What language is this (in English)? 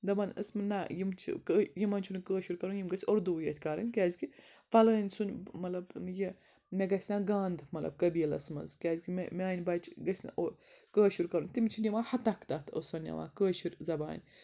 Kashmiri